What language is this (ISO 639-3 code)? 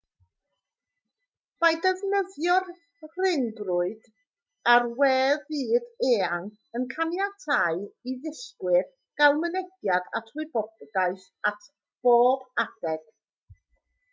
cym